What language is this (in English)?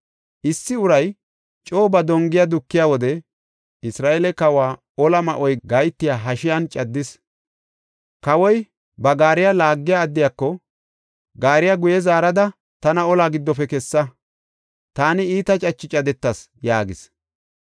Gofa